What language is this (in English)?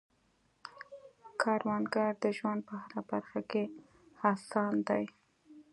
Pashto